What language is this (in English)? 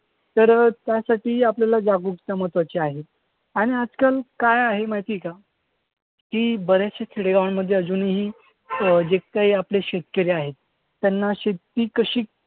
Marathi